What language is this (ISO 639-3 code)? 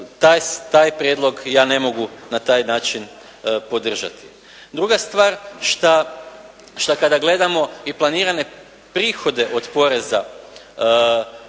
hrv